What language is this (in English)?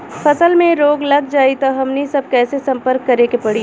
Bhojpuri